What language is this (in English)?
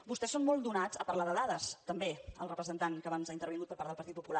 Catalan